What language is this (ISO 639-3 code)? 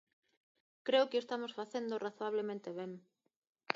glg